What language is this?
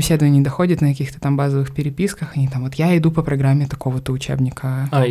Russian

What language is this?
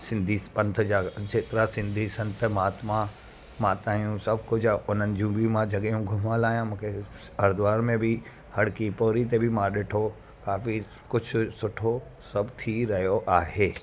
Sindhi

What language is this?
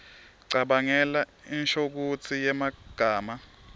Swati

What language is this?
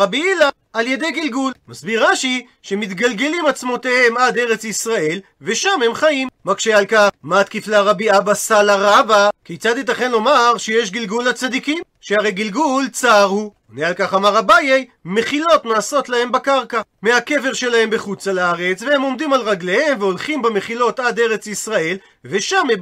Hebrew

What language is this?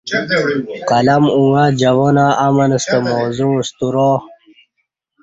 Kati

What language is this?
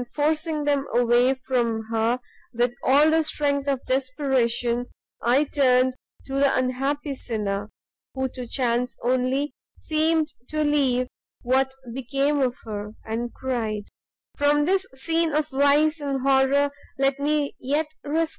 English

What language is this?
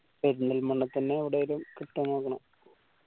Malayalam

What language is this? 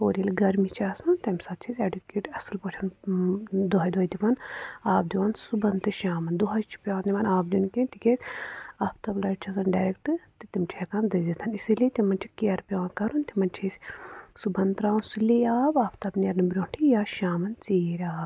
Kashmiri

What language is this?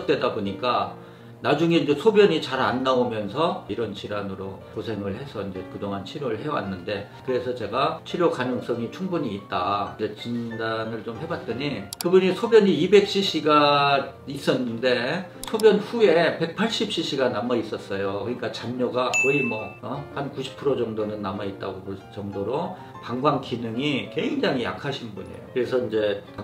Korean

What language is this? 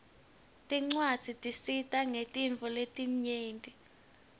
Swati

